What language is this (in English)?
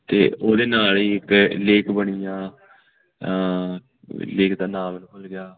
Punjabi